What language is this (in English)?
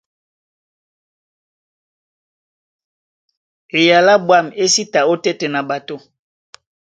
Duala